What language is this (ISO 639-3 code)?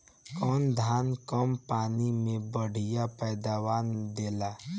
bho